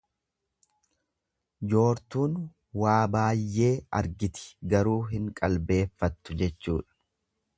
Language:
Oromo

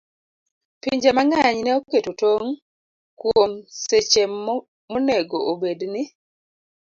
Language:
Luo (Kenya and Tanzania)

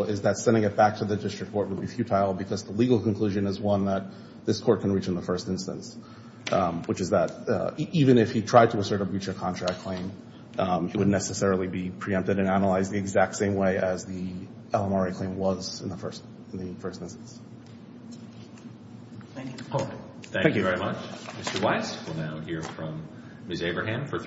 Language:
English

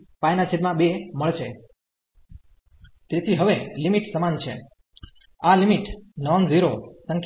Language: Gujarati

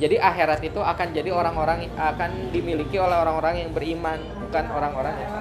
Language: Indonesian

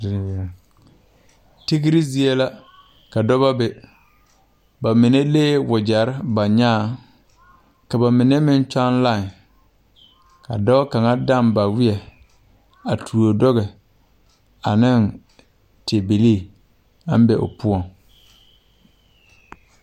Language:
Southern Dagaare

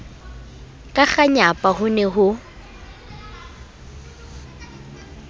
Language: Southern Sotho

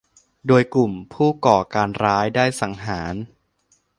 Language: Thai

